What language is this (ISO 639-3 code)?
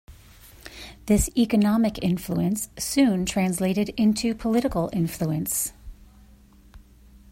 eng